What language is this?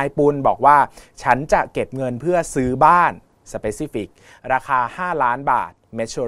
Thai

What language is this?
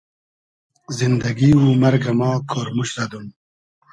Hazaragi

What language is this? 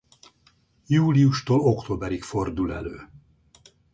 Hungarian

